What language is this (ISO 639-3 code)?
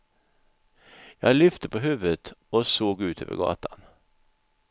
swe